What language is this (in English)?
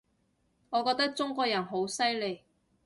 Cantonese